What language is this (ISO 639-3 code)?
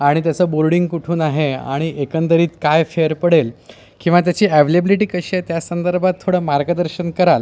mar